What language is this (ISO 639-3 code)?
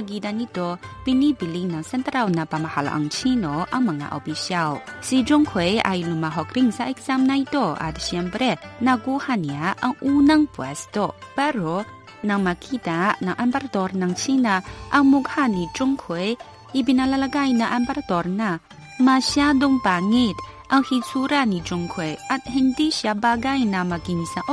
fil